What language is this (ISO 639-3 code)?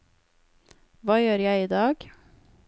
nor